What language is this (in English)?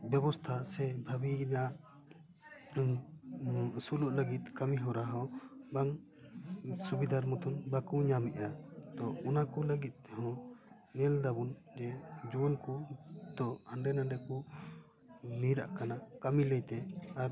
Santali